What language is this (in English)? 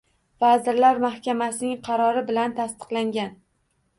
Uzbek